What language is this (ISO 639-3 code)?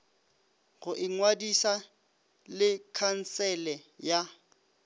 nso